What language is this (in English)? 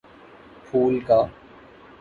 Urdu